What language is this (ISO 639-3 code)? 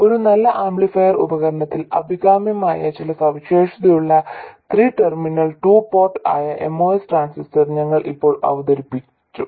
mal